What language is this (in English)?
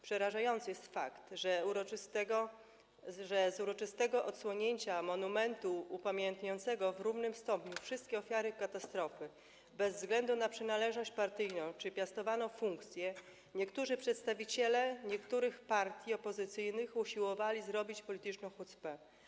Polish